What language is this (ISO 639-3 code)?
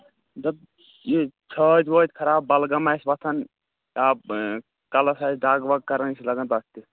kas